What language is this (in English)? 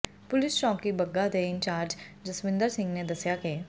Punjabi